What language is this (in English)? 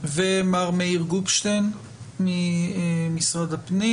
Hebrew